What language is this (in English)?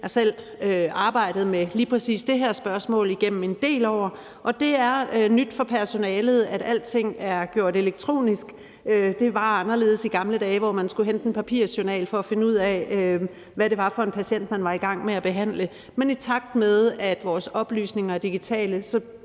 Danish